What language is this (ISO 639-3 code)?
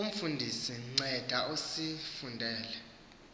xho